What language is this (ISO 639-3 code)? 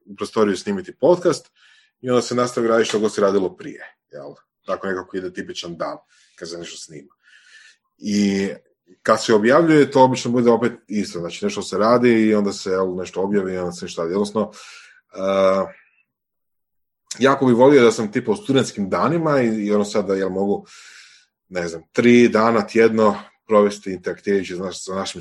hrv